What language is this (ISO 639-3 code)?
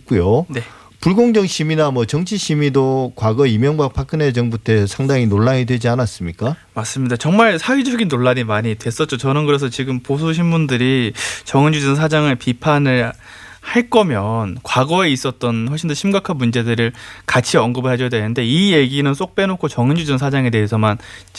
kor